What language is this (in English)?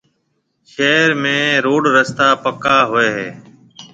Marwari (Pakistan)